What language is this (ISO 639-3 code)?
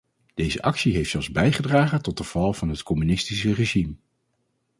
nld